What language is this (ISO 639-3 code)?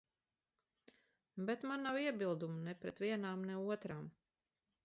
lav